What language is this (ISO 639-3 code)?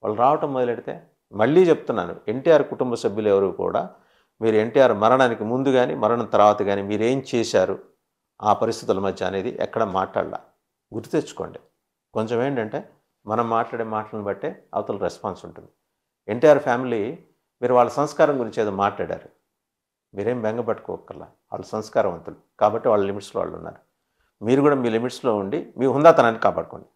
tel